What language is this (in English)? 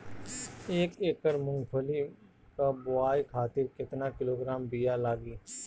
Bhojpuri